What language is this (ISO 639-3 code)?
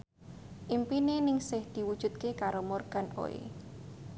jav